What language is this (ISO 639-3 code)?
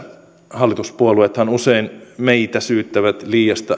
fin